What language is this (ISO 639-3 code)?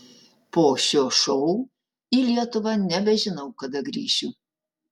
lit